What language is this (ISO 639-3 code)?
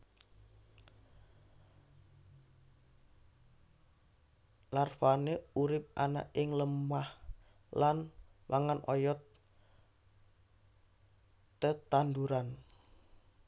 jav